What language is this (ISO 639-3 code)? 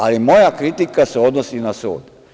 srp